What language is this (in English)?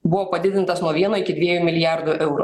Lithuanian